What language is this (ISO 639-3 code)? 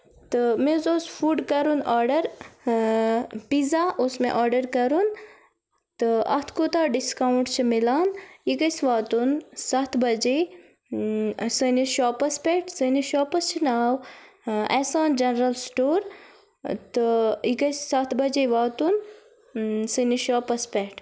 kas